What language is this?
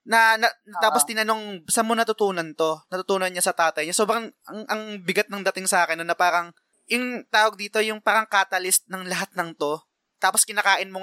Filipino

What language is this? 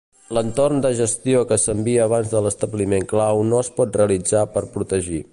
Catalan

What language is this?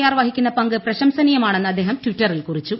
Malayalam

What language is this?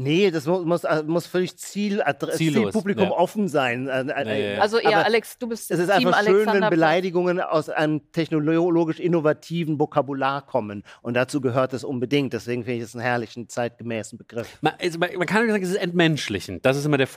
German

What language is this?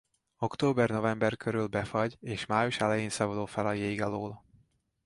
Hungarian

